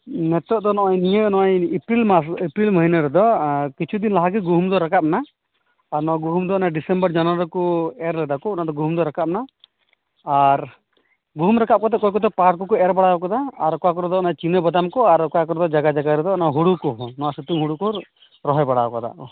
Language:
Santali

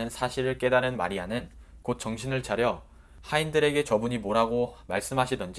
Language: Korean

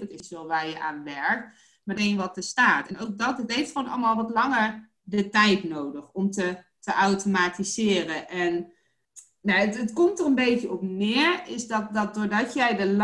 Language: Dutch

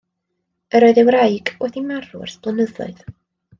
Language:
Welsh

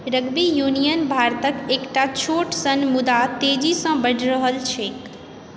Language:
Maithili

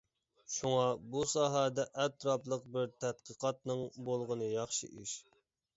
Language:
Uyghur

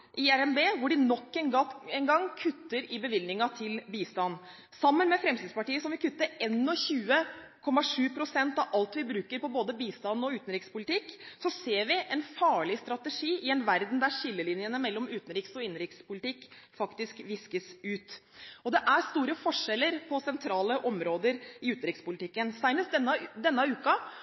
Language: Norwegian Bokmål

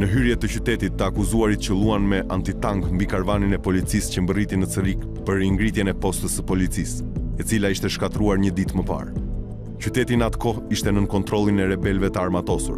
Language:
Romanian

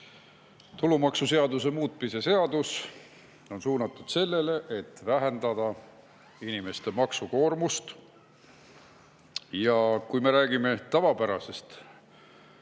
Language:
Estonian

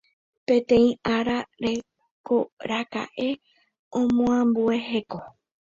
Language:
Guarani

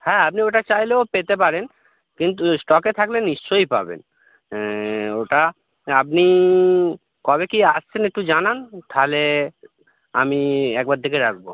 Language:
Bangla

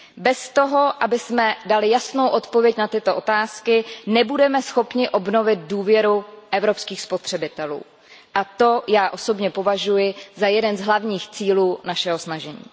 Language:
Czech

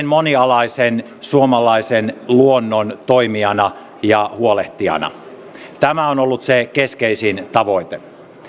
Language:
Finnish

